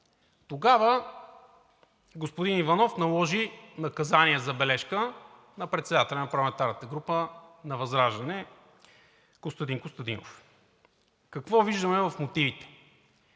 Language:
Bulgarian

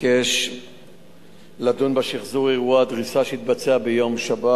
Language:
Hebrew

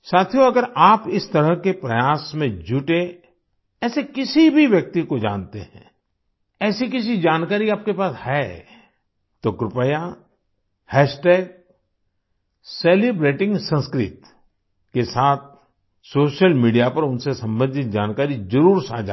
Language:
Hindi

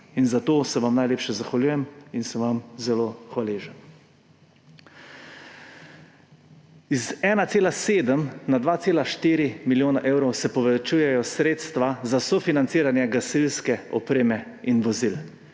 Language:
Slovenian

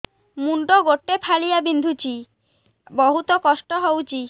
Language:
Odia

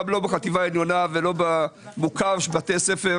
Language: Hebrew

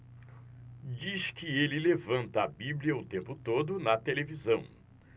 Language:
Portuguese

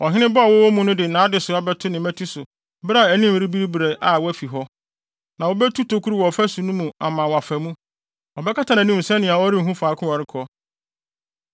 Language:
Akan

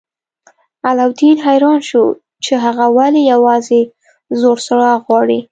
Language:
Pashto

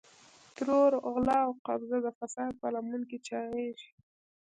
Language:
Pashto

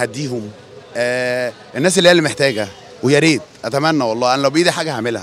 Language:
Arabic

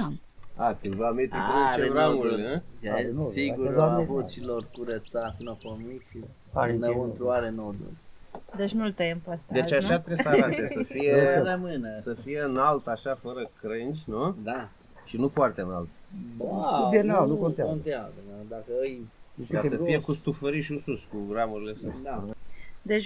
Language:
Romanian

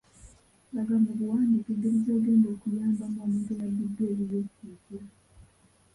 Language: Ganda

